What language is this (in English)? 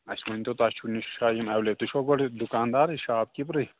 Kashmiri